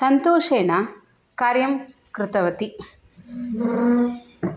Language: Sanskrit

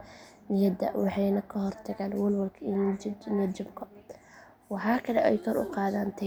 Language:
Somali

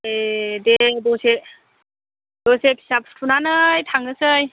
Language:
Bodo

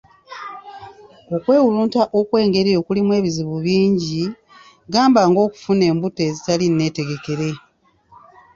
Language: Ganda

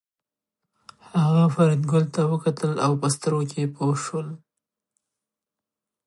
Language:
Pashto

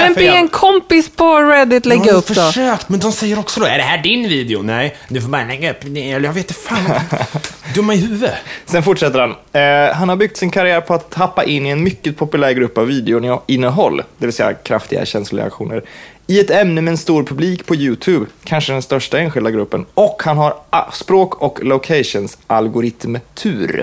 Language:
Swedish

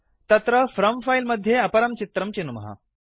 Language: Sanskrit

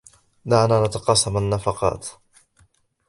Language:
Arabic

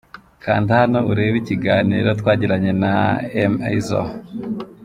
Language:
Kinyarwanda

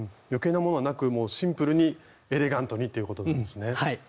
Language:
Japanese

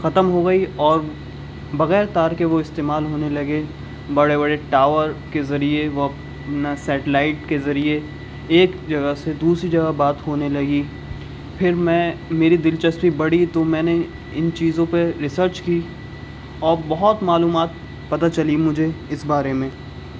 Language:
Urdu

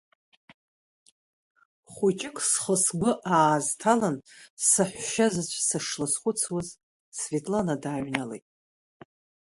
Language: Abkhazian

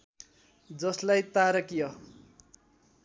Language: Nepali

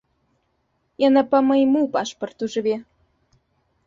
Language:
Belarusian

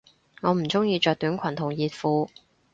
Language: Cantonese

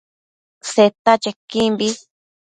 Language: Matsés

